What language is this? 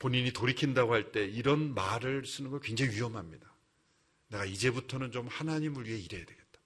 Korean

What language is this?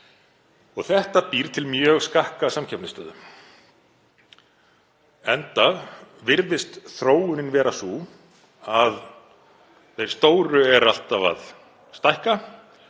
Icelandic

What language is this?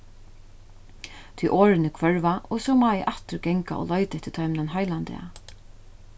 Faroese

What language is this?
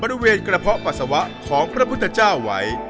Thai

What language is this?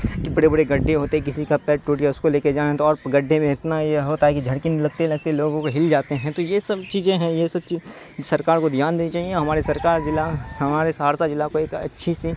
Urdu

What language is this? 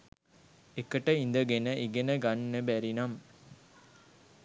Sinhala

